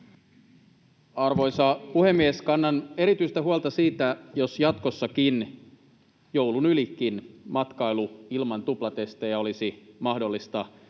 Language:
Finnish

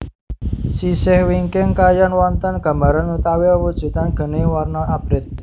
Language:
Javanese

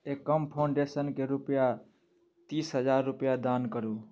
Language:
Maithili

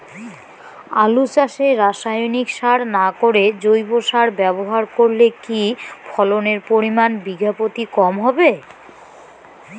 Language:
Bangla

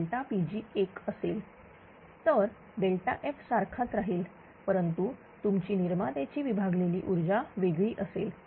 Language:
Marathi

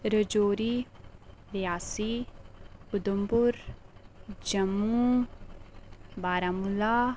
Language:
Dogri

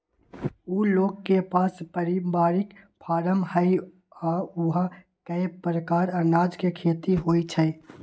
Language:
Magahi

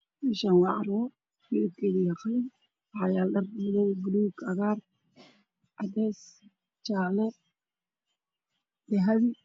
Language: Somali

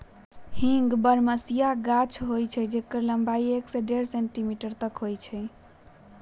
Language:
Magahi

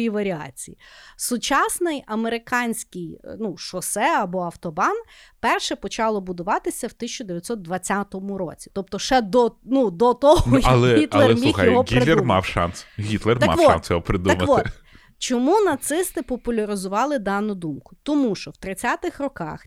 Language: Ukrainian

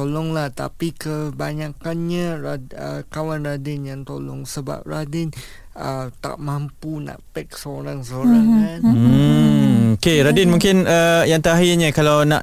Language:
Malay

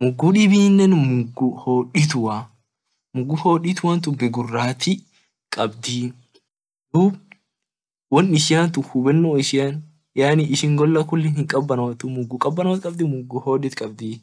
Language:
Orma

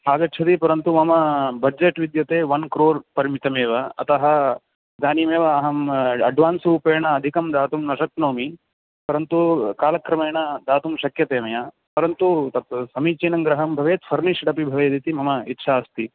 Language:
Sanskrit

